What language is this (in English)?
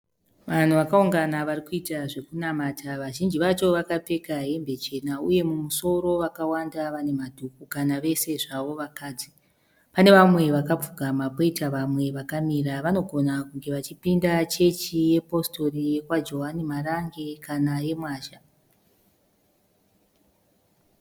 Shona